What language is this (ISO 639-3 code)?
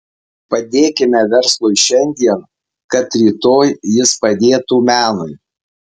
lit